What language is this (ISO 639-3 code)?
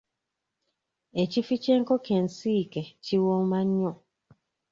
lug